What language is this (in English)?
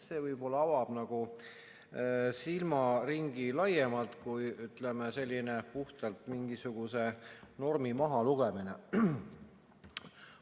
Estonian